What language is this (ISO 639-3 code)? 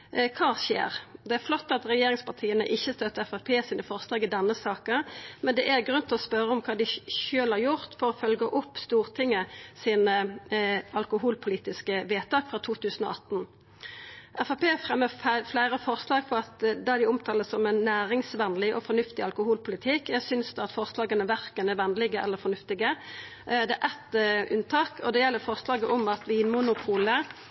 nno